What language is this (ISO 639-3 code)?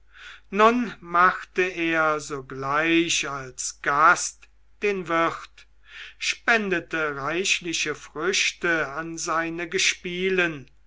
deu